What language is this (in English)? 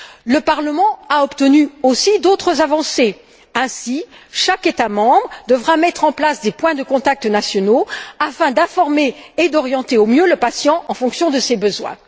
French